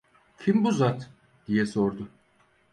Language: Turkish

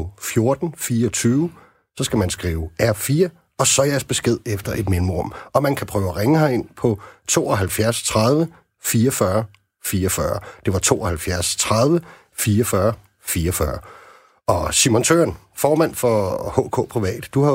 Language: Danish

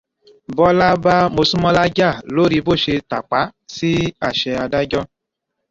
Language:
Yoruba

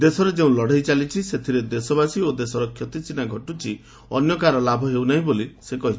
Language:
Odia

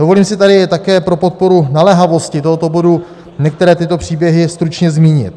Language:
Czech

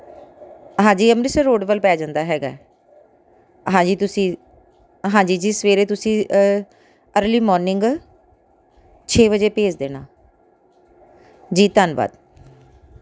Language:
Punjabi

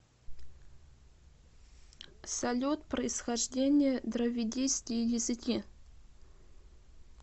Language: Russian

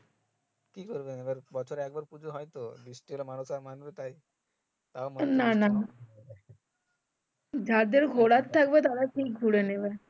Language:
Bangla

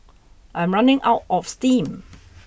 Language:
English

